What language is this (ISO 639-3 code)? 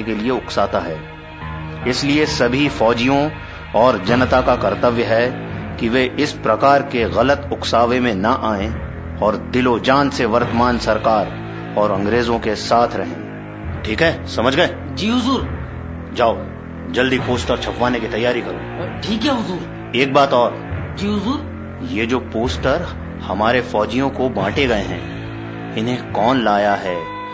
hin